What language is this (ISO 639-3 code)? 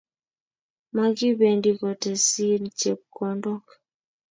kln